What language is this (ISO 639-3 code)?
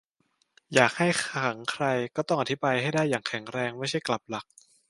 tha